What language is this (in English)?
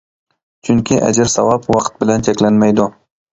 Uyghur